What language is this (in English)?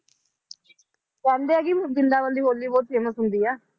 Punjabi